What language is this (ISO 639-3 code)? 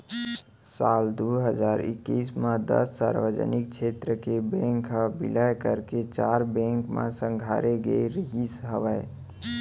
hne